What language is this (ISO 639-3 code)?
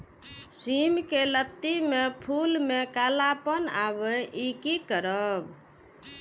mai